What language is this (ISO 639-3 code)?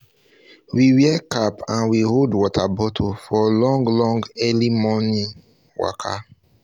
pcm